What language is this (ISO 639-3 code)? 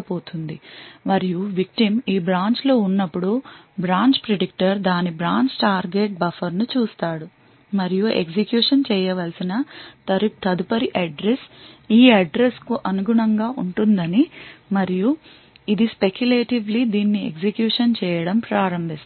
tel